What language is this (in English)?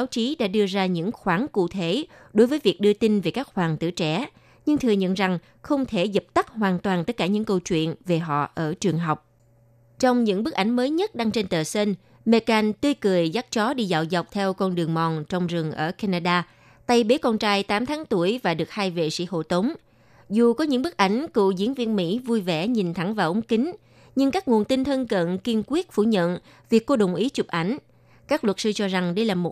Vietnamese